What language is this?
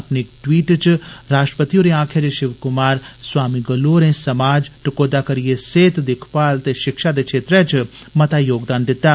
Dogri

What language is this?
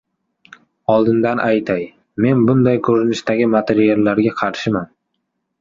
Uzbek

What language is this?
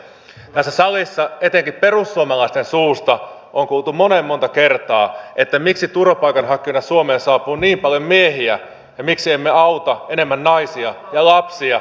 Finnish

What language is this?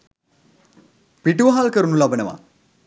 Sinhala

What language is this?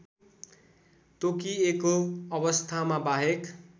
Nepali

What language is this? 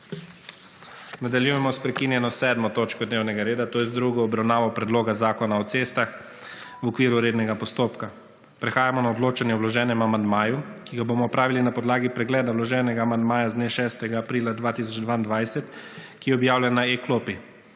Slovenian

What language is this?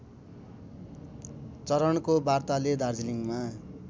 Nepali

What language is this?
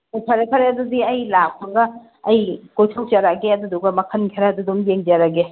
Manipuri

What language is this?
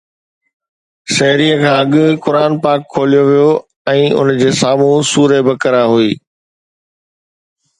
Sindhi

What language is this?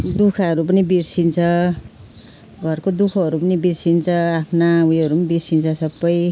Nepali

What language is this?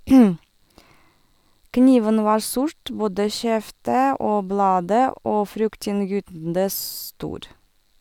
Norwegian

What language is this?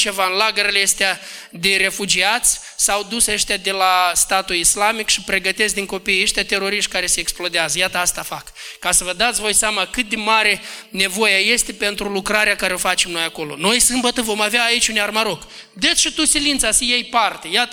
Romanian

